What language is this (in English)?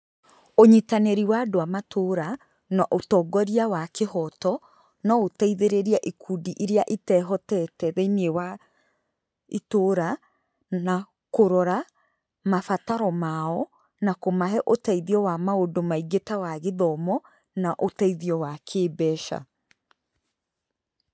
Kikuyu